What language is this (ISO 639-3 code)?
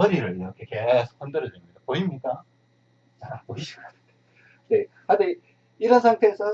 kor